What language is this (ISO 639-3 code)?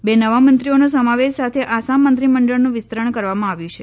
guj